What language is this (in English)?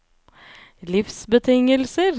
Norwegian